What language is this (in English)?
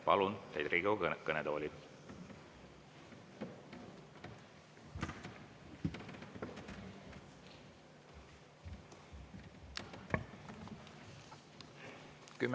Estonian